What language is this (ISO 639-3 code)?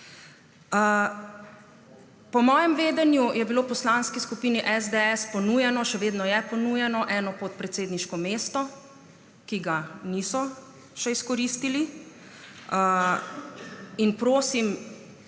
slv